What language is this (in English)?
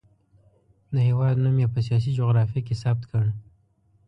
Pashto